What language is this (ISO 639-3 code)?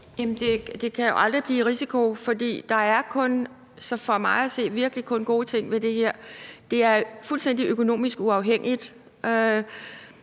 dan